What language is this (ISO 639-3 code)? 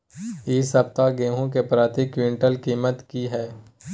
mai